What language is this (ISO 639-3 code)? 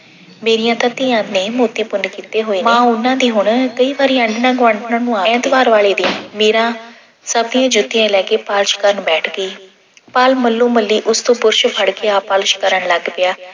pan